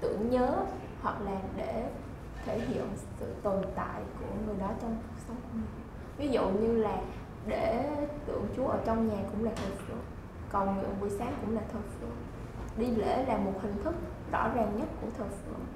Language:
Vietnamese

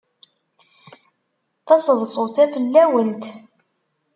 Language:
Kabyle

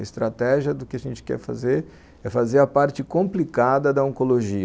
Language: Portuguese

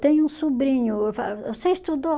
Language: Portuguese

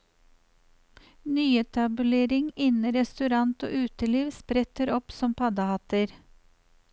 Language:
Norwegian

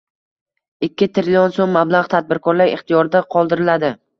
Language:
Uzbek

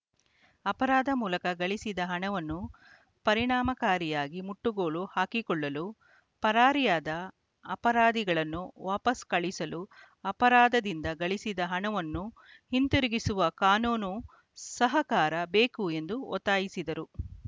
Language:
Kannada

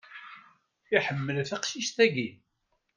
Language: Kabyle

